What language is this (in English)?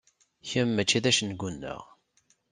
Kabyle